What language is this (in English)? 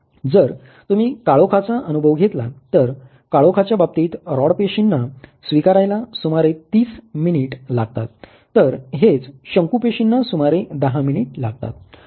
Marathi